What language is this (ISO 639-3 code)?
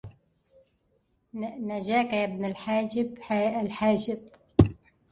ara